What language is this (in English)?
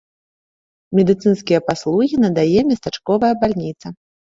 Belarusian